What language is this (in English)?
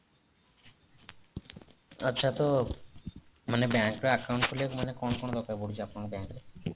Odia